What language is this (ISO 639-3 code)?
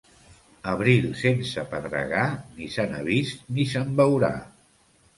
cat